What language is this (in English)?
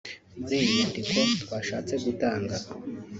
Kinyarwanda